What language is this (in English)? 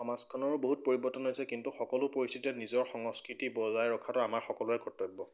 Assamese